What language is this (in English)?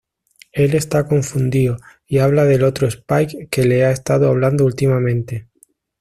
Spanish